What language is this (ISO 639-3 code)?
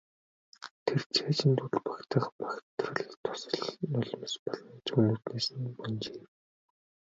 mon